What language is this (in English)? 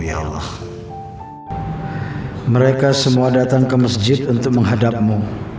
Indonesian